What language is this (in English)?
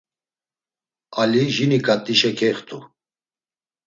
Laz